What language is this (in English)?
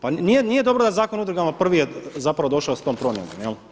Croatian